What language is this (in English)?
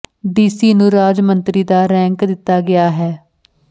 Punjabi